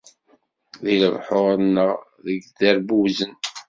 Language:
Kabyle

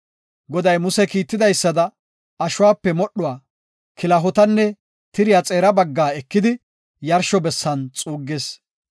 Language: Gofa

